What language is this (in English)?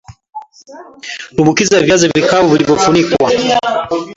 Swahili